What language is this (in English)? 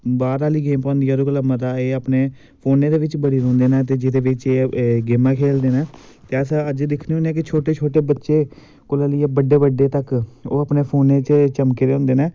Dogri